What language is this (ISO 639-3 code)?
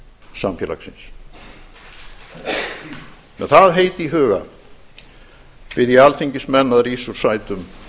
isl